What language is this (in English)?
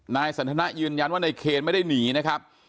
Thai